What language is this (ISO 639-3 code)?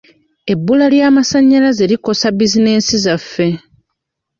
lug